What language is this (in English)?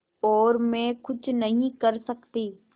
Hindi